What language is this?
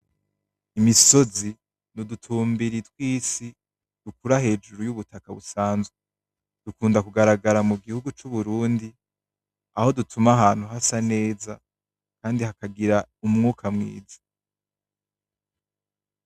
Rundi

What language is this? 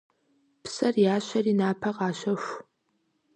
Kabardian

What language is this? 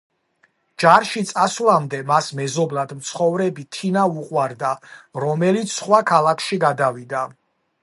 Georgian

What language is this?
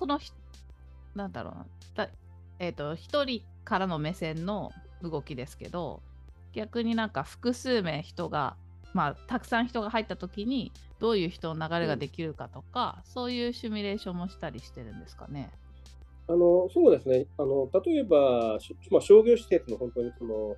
Japanese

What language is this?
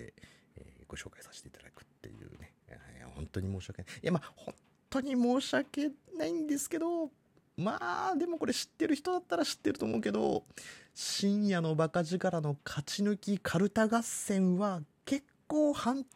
Japanese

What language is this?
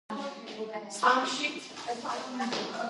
Georgian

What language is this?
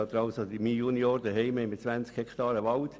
Swiss German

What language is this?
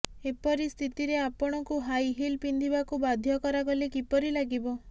Odia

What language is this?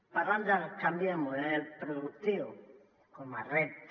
Catalan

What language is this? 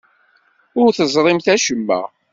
Kabyle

